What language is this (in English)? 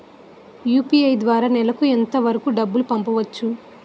Telugu